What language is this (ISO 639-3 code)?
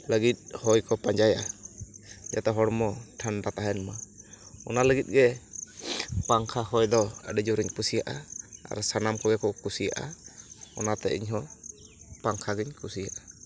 sat